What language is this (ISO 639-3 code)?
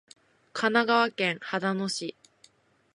jpn